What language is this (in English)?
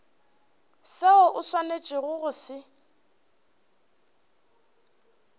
Northern Sotho